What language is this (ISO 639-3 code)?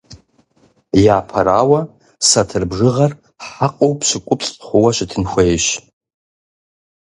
kbd